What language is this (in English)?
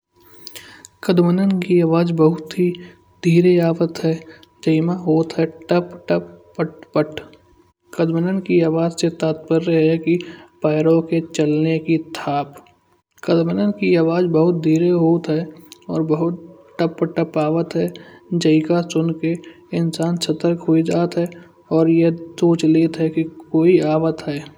Kanauji